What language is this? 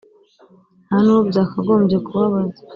Kinyarwanda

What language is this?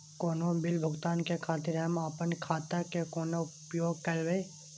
Maithili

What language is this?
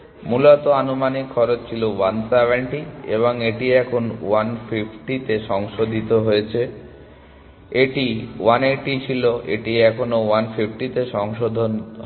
Bangla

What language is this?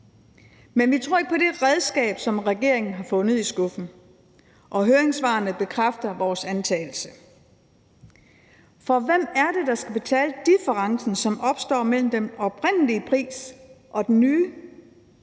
Danish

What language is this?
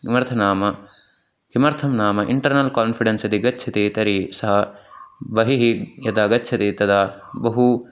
Sanskrit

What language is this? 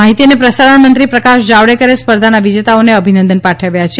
Gujarati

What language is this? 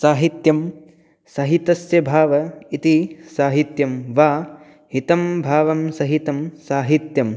Sanskrit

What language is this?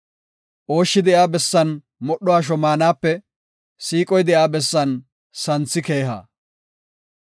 Gofa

